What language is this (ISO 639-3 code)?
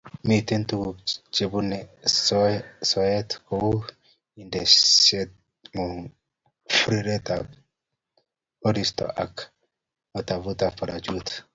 kln